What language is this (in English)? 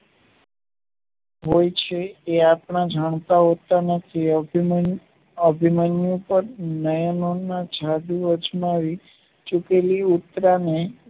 Gujarati